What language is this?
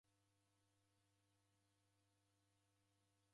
Taita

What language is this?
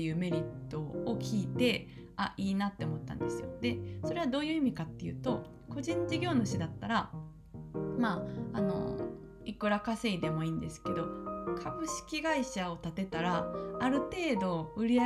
Japanese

